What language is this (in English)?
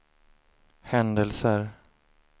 Swedish